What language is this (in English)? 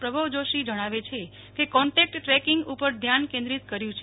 Gujarati